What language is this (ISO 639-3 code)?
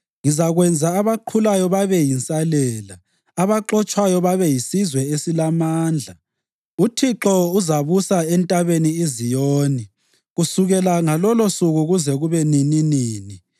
nde